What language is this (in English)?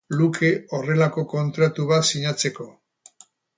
Basque